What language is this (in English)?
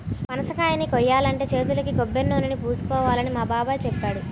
Telugu